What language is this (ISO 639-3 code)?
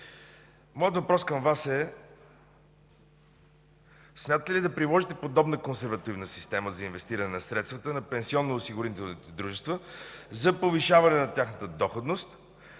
bul